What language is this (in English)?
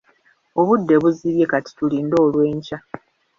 Ganda